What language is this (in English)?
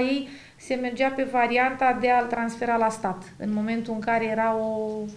Romanian